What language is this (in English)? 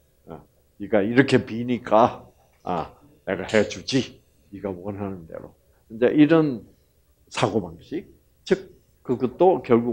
Korean